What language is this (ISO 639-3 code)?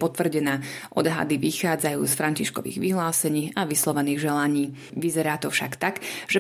slk